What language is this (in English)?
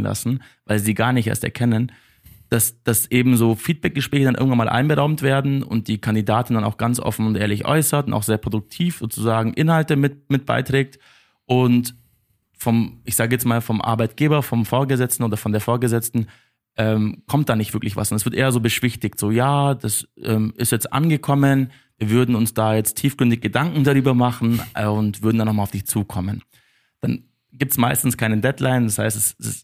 German